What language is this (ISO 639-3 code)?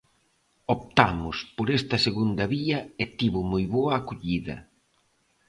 glg